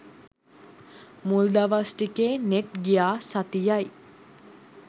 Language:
Sinhala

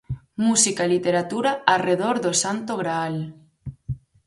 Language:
Galician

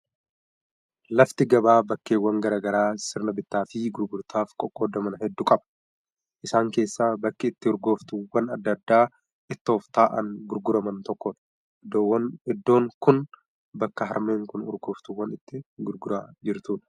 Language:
Oromo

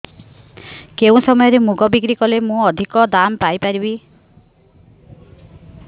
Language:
Odia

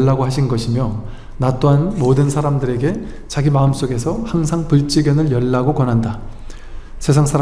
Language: Korean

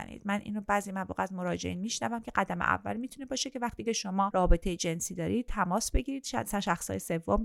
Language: Persian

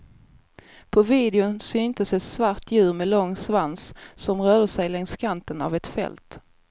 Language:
Swedish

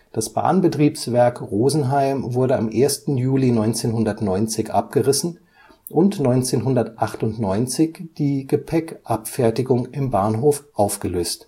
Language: German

